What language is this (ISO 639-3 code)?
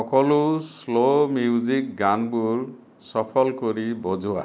asm